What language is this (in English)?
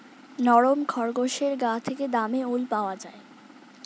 Bangla